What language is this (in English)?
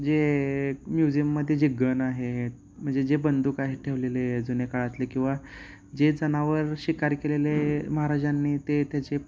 Marathi